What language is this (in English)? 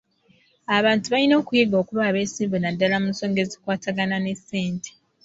Ganda